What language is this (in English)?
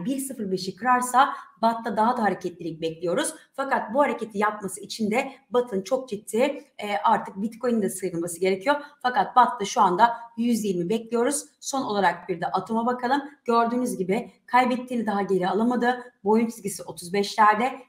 Turkish